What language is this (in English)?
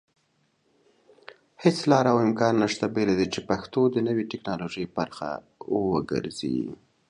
Pashto